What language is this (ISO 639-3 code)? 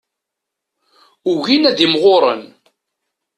kab